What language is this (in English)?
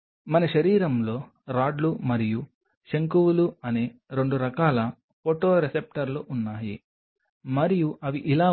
Telugu